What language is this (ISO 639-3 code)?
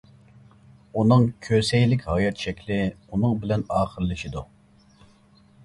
uig